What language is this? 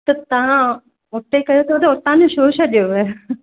Sindhi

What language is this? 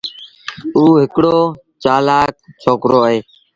Sindhi Bhil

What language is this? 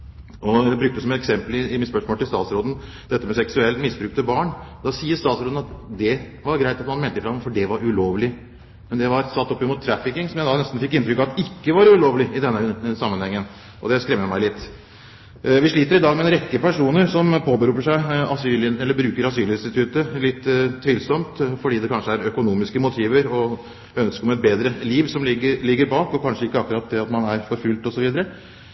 Norwegian Bokmål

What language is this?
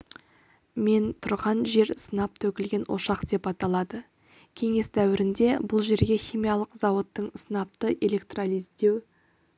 Kazakh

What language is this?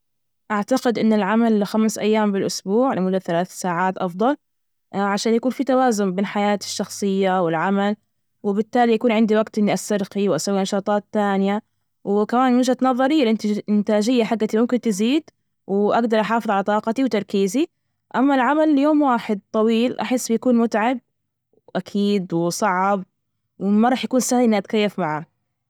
Najdi Arabic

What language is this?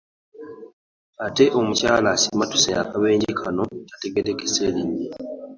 Ganda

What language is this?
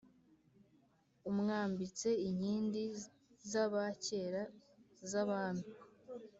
Kinyarwanda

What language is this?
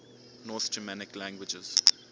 English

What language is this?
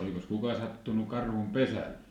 Finnish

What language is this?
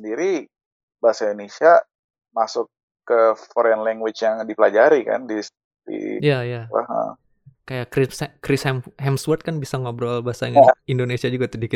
Indonesian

